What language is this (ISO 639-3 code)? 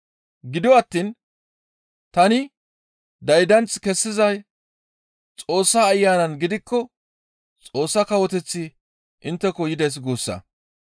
gmv